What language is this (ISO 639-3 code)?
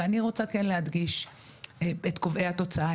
heb